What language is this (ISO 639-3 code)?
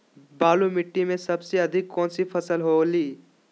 mag